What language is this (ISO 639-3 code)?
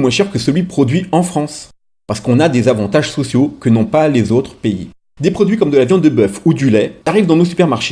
fra